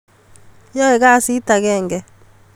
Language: Kalenjin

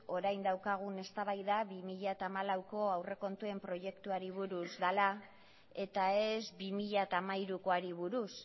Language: Basque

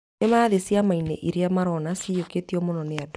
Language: Kikuyu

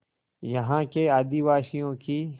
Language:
Hindi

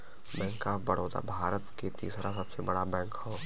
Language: Bhojpuri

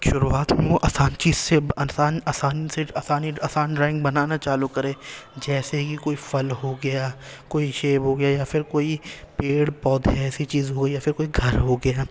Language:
Urdu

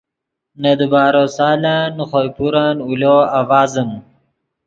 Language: Yidgha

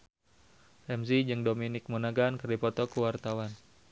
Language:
Sundanese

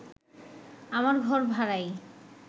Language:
Bangla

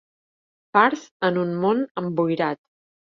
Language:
Catalan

